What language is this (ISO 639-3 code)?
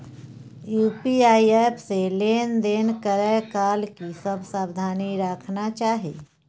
mai